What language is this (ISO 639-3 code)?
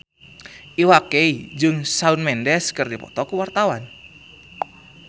sun